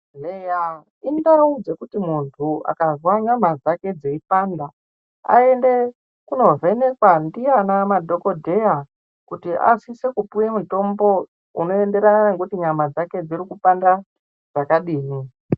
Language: Ndau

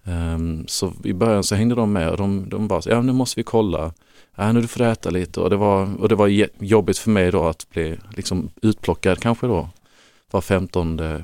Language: Swedish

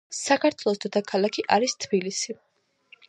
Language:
Georgian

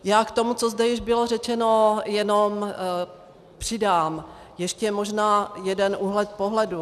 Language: Czech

